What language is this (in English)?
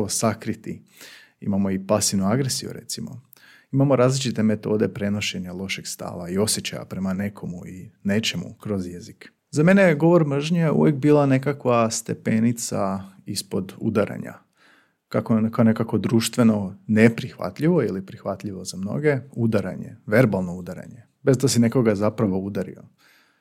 Croatian